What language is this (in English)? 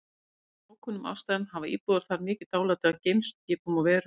Icelandic